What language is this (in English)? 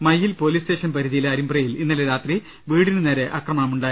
Malayalam